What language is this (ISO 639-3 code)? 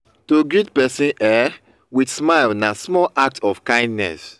pcm